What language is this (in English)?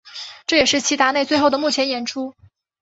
Chinese